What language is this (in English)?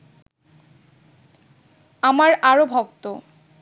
Bangla